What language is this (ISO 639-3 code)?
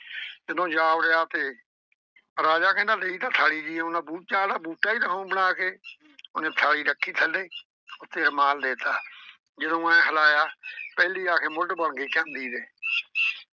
pan